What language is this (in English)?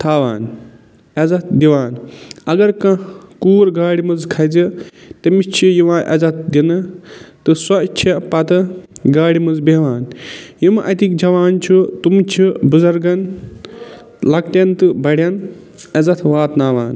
Kashmiri